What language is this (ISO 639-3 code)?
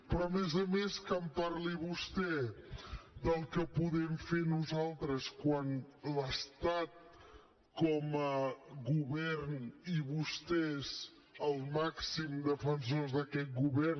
cat